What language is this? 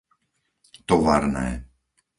Slovak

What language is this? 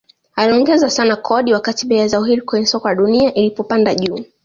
Swahili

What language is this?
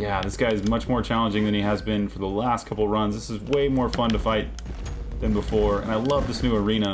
English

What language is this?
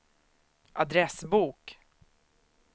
Swedish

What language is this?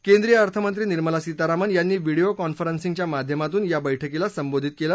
Marathi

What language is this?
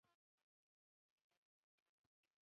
Chinese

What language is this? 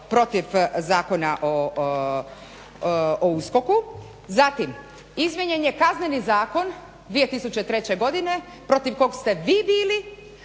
Croatian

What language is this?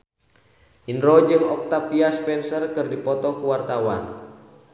Sundanese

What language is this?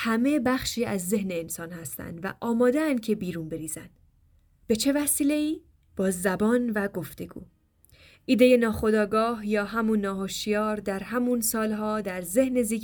Persian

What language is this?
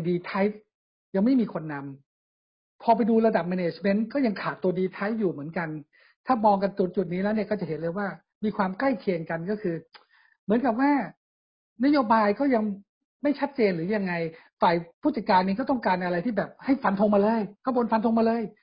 Thai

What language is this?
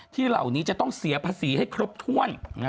Thai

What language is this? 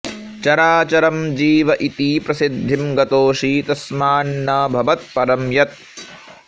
Sanskrit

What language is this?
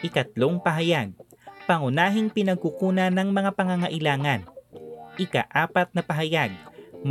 Filipino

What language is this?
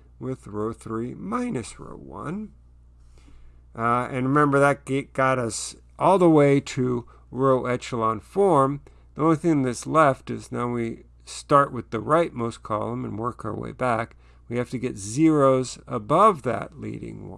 English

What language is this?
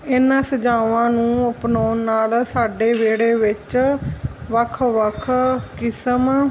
Punjabi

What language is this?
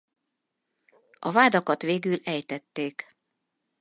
Hungarian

